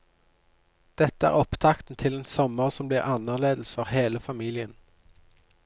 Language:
Norwegian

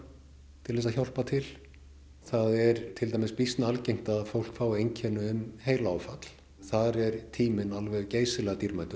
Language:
Icelandic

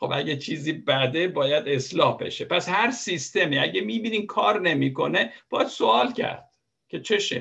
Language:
Persian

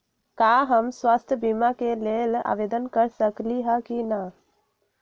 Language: Magahi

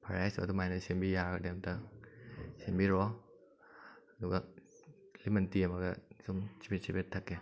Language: Manipuri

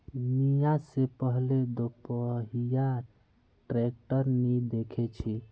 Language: Magahi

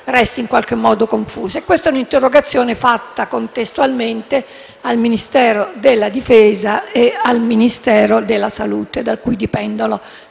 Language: Italian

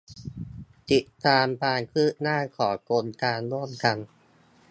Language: Thai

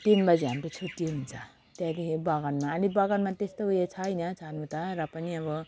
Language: Nepali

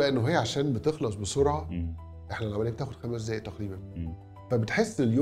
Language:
Arabic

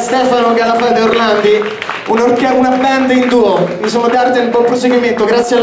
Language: Italian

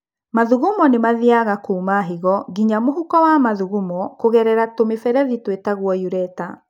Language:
Kikuyu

